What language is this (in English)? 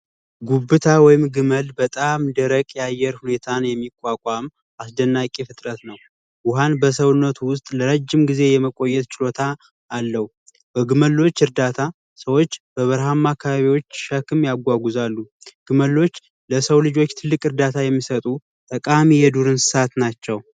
Amharic